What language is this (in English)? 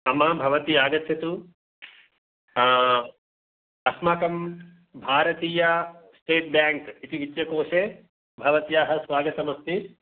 Sanskrit